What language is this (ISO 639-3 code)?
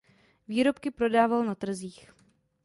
ces